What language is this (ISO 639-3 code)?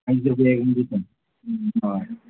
kok